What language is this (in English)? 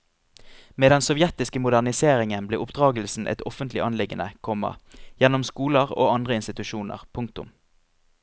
Norwegian